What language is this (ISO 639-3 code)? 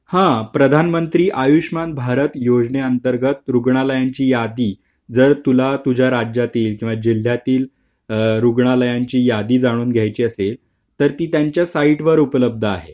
mar